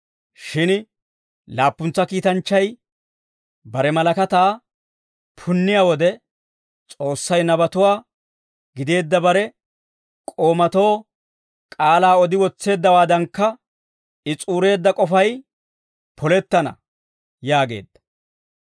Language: Dawro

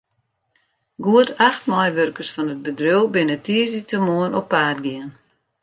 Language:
Western Frisian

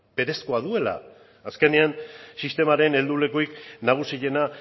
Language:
Basque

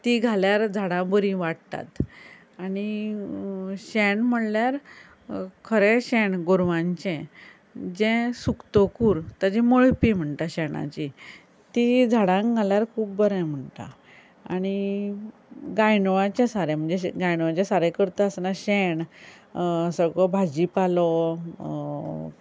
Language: Konkani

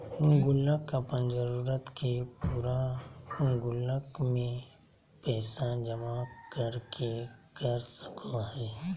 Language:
Magahi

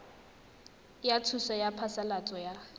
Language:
Tswana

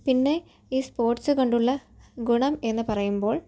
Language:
Malayalam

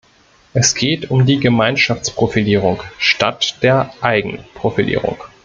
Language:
German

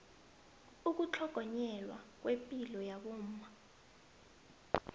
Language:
South Ndebele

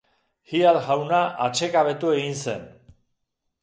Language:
Basque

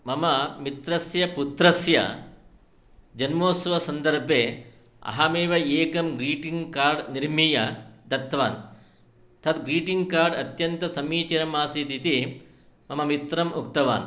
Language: Sanskrit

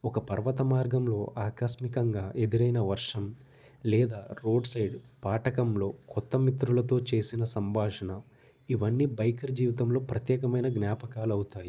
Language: Telugu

